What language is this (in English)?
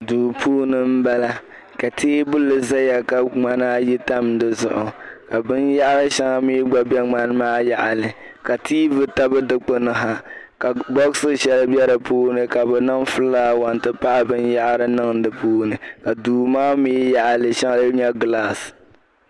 Dagbani